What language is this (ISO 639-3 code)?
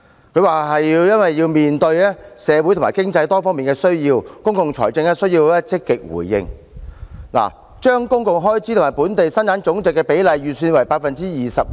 yue